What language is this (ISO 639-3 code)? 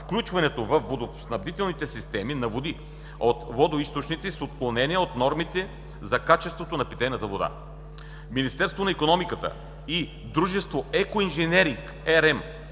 bul